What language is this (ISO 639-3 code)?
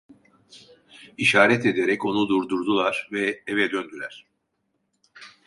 tur